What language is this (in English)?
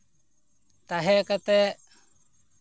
Santali